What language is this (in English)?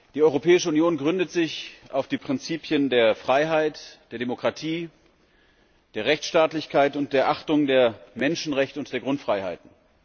German